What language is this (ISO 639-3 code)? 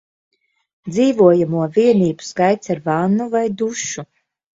lav